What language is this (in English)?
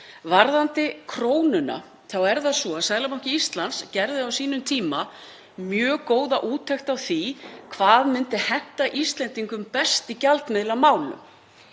Icelandic